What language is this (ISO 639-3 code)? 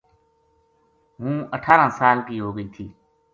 gju